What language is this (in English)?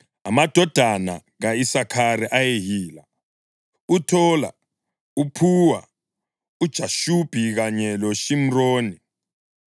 North Ndebele